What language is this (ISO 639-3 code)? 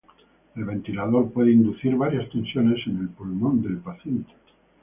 spa